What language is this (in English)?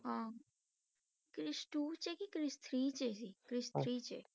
Punjabi